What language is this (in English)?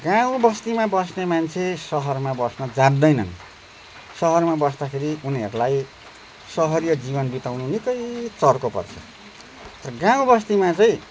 Nepali